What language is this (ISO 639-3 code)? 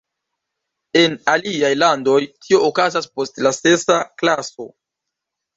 epo